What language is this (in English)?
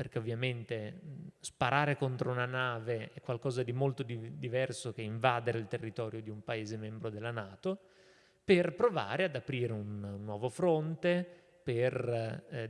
Italian